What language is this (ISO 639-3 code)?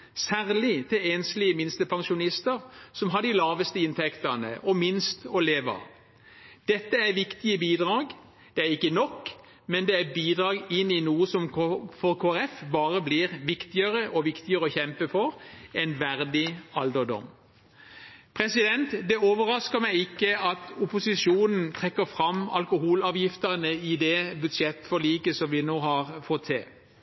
nob